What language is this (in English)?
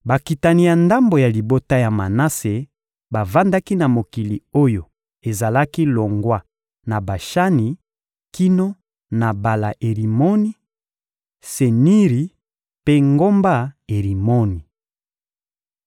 Lingala